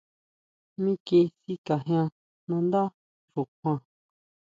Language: Huautla Mazatec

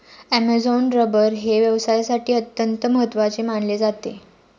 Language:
Marathi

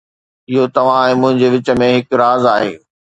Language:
Sindhi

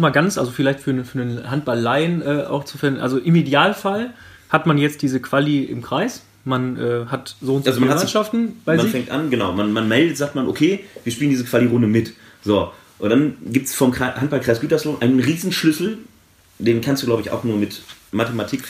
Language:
German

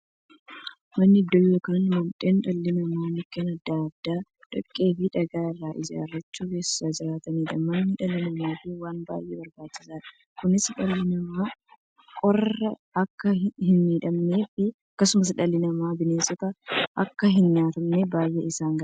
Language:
Oromo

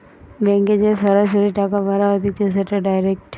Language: Bangla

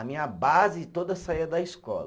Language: Portuguese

